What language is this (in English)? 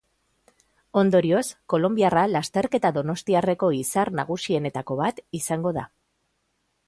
Basque